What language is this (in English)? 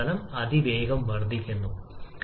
Malayalam